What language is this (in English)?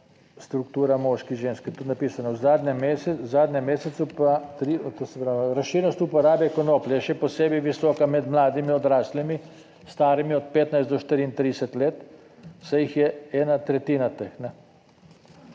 Slovenian